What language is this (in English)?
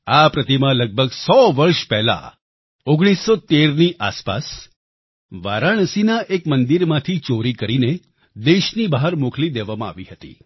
Gujarati